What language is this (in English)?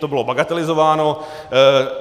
Czech